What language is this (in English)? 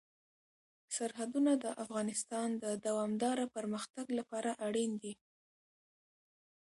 Pashto